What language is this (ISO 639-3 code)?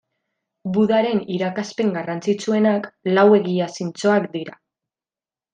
eus